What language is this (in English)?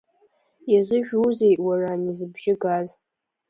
Abkhazian